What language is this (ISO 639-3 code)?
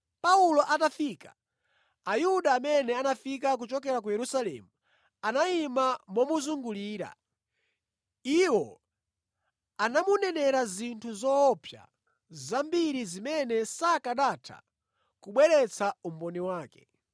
nya